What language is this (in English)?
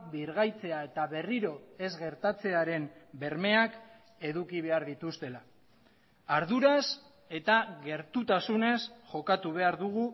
Basque